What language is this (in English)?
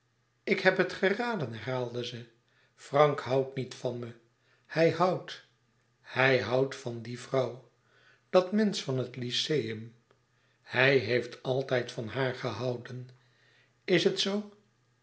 Dutch